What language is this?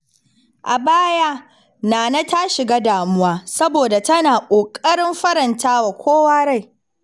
Hausa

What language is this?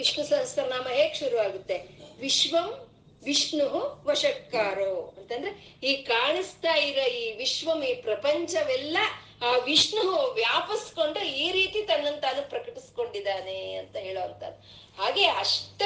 Kannada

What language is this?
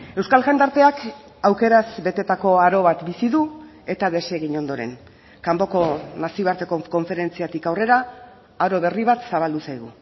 Basque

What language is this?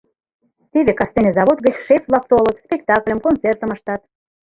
Mari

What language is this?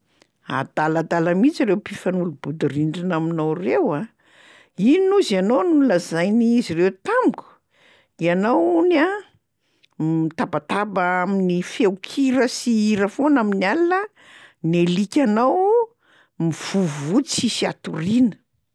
Malagasy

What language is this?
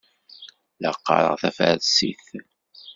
Kabyle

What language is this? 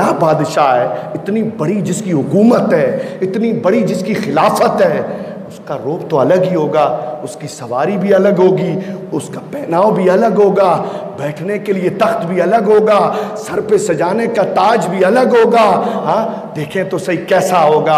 Hindi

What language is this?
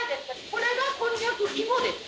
Japanese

